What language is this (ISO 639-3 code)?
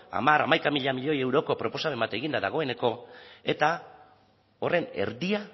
eus